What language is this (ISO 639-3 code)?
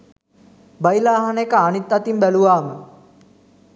sin